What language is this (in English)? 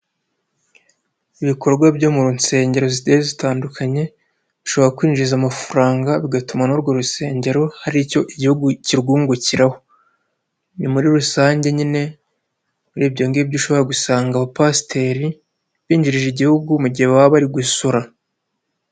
Kinyarwanda